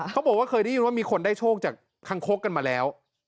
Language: Thai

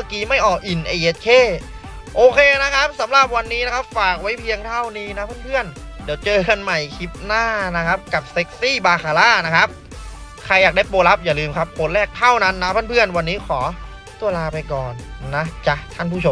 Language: Thai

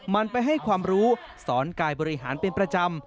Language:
Thai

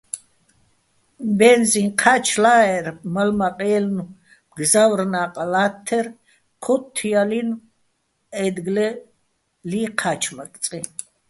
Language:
Bats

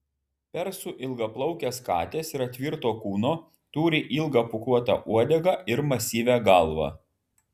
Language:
Lithuanian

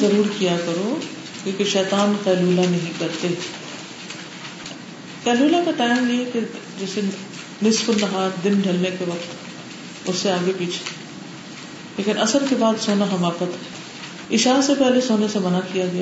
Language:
Urdu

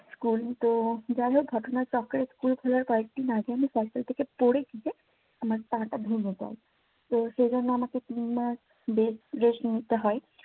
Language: Bangla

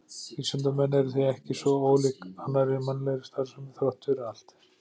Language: Icelandic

